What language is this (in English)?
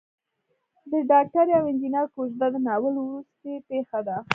Pashto